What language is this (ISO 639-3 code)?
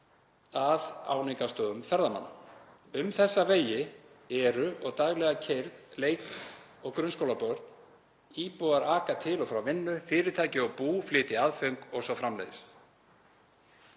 isl